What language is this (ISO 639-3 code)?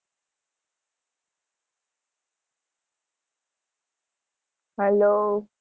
guj